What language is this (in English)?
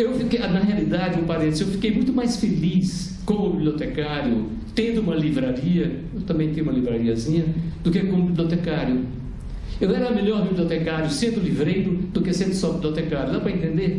Portuguese